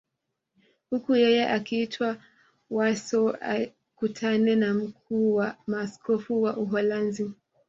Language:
Swahili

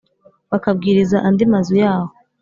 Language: Kinyarwanda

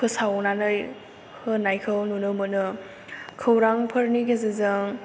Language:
Bodo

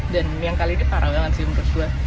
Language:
Indonesian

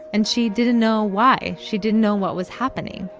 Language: English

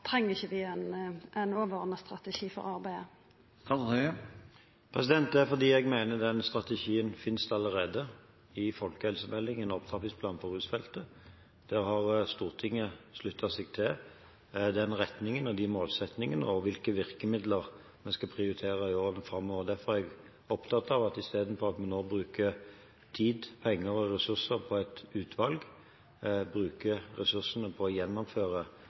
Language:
Norwegian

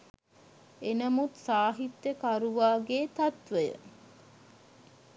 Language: Sinhala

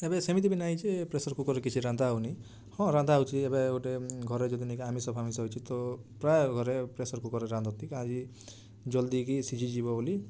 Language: Odia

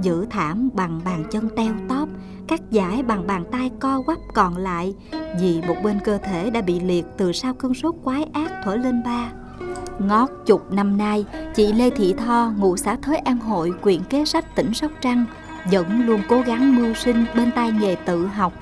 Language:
Vietnamese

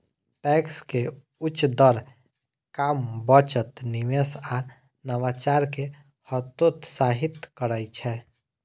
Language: Maithili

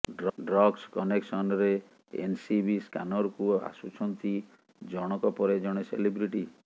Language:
Odia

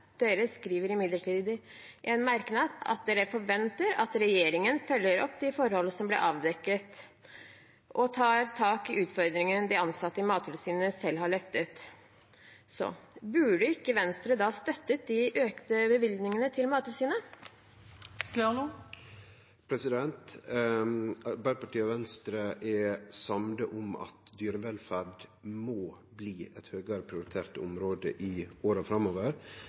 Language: Norwegian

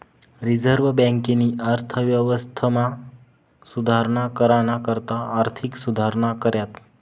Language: Marathi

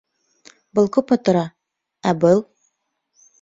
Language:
Bashkir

